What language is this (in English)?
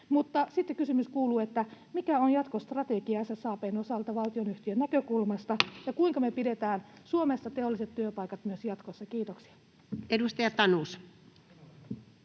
Finnish